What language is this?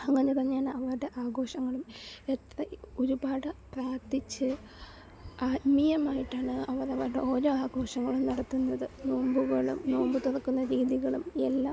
Malayalam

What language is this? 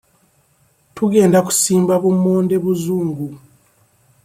Ganda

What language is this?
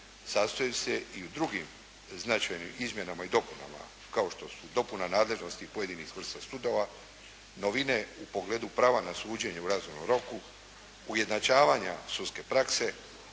Croatian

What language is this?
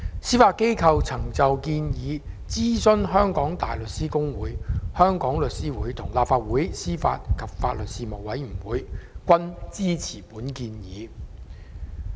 Cantonese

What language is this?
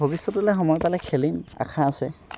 Assamese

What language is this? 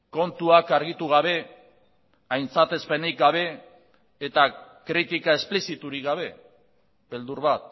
Basque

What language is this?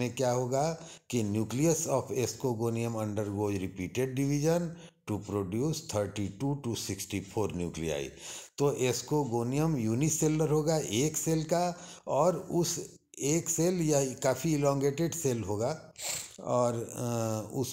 Hindi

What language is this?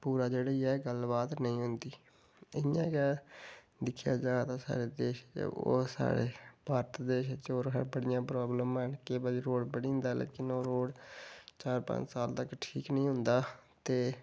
Dogri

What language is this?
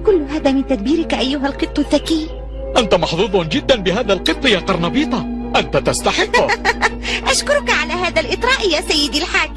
Arabic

